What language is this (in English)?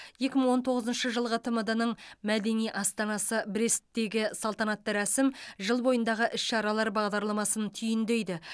Kazakh